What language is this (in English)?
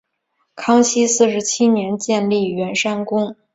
Chinese